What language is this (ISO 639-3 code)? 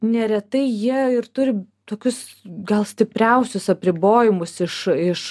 lit